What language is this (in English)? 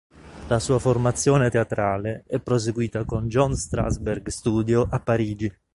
Italian